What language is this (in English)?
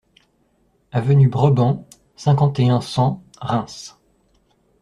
French